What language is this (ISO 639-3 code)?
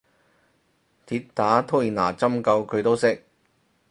yue